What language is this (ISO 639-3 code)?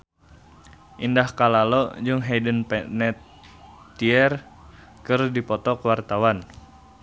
sun